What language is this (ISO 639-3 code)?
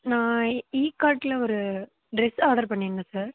tam